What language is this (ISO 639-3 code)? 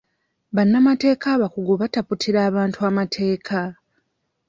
lug